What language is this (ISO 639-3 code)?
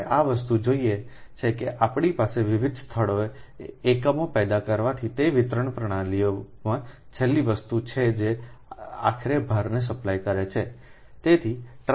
guj